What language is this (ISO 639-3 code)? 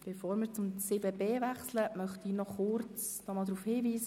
gsw